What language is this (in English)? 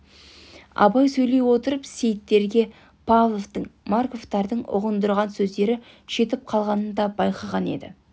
Kazakh